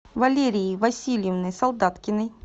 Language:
Russian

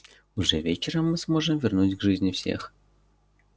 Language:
Russian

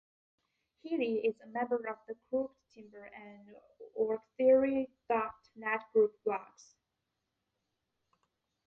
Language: English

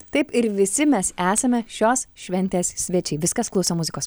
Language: Lithuanian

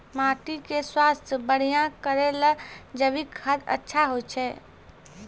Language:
Maithili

